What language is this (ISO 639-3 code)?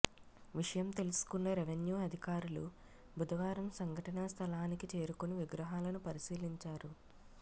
tel